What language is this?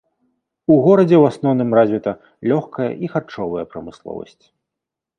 Belarusian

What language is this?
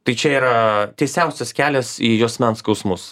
Lithuanian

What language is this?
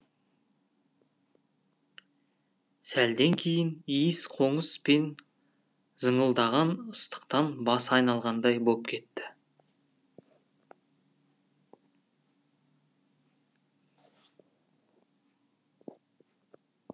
Kazakh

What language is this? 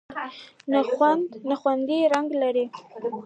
Pashto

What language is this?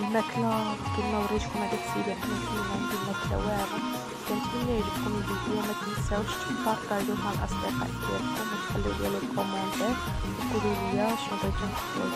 Arabic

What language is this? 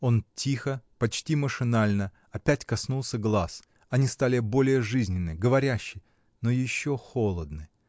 Russian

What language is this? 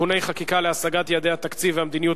Hebrew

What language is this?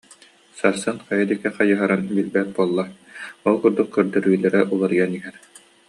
Yakut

